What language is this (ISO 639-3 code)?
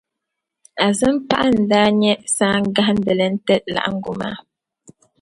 dag